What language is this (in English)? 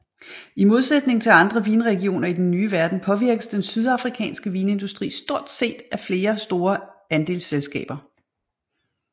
Danish